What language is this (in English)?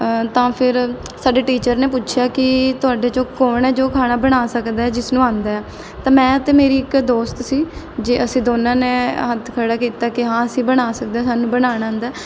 Punjabi